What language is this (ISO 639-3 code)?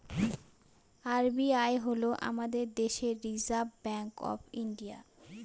ben